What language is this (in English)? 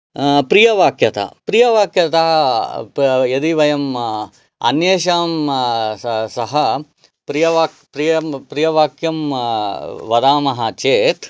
Sanskrit